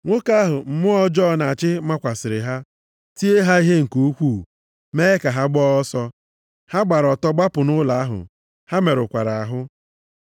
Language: Igbo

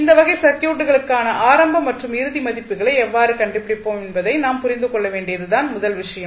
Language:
Tamil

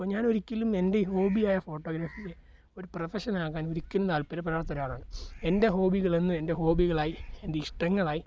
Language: Malayalam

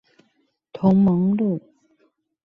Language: Chinese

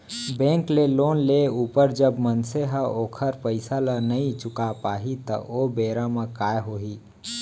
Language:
Chhattisgarhi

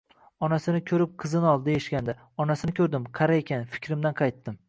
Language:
Uzbek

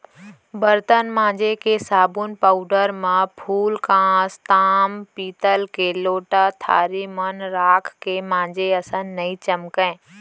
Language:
Chhattisgarhi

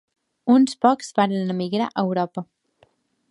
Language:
Catalan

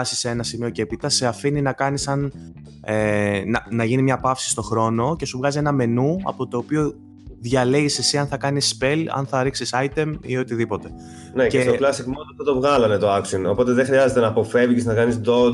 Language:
Greek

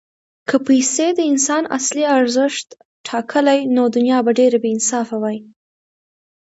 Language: Pashto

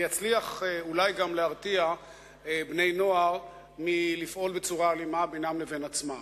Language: Hebrew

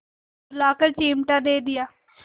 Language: Hindi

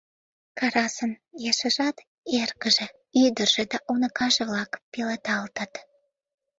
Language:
Mari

